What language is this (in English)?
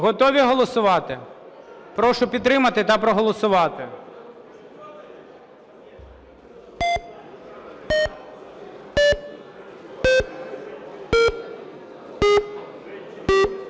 Ukrainian